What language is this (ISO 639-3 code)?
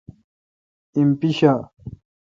xka